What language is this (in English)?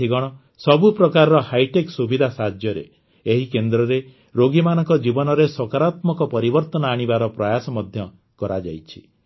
Odia